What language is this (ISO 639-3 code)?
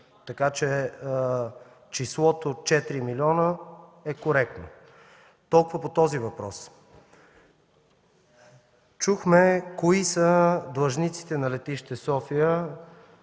bul